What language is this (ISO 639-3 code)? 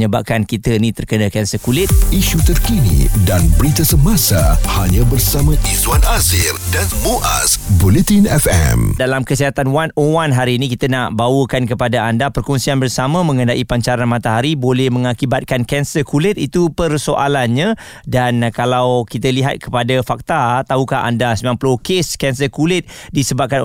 msa